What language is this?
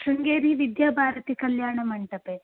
Sanskrit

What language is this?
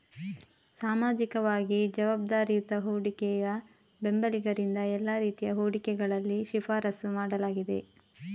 Kannada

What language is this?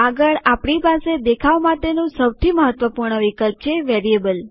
Gujarati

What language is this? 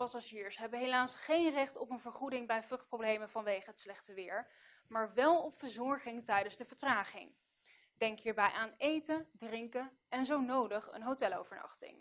Dutch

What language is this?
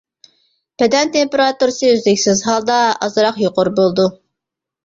Uyghur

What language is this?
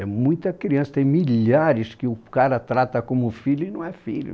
Portuguese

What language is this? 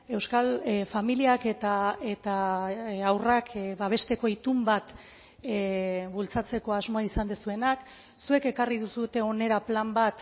Basque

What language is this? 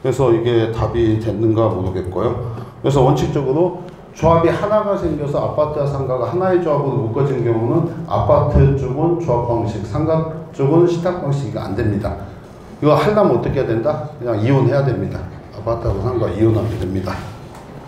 Korean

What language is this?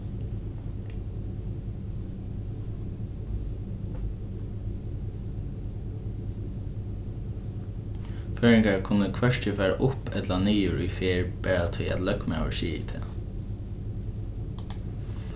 Faroese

